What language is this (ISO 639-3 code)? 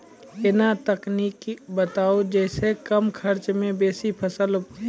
mai